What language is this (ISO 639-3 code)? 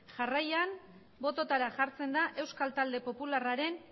eus